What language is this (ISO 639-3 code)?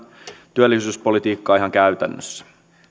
fin